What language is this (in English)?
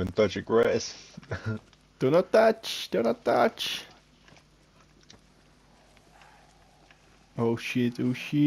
Dutch